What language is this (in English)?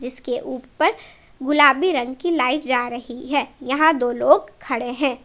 Hindi